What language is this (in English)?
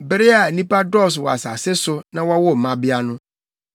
Akan